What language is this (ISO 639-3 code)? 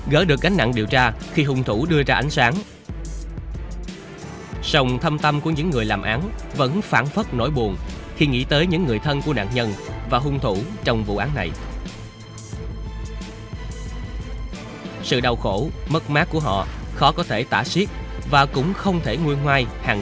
vie